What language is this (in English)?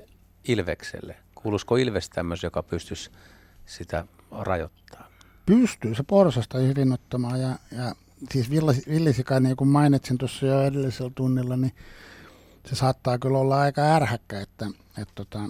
Finnish